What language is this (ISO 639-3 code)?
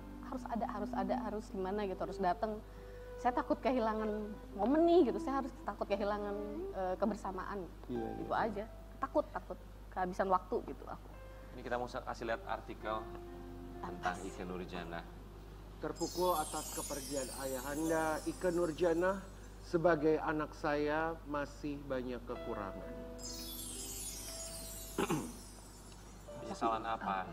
ind